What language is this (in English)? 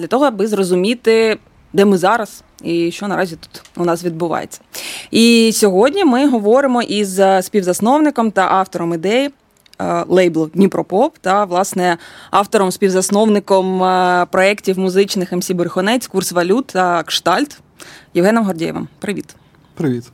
Ukrainian